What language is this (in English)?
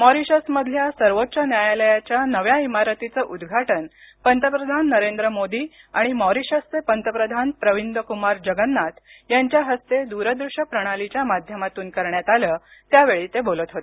Marathi